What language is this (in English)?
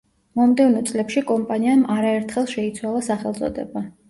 Georgian